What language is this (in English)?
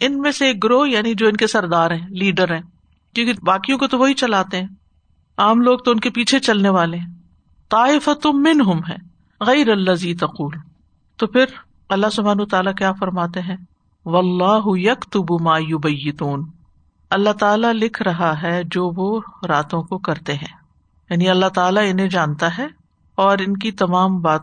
Urdu